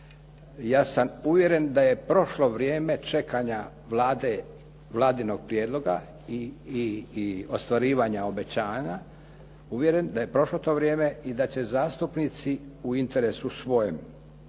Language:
Croatian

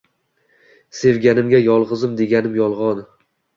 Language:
Uzbek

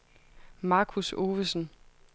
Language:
Danish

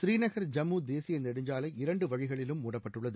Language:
Tamil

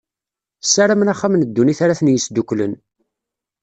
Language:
Kabyle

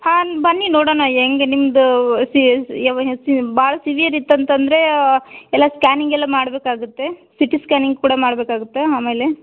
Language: Kannada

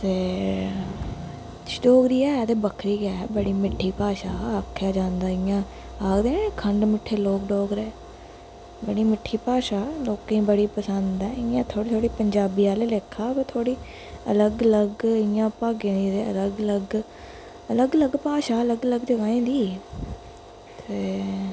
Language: Dogri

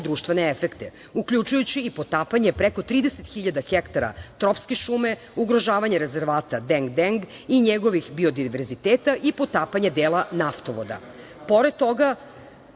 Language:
Serbian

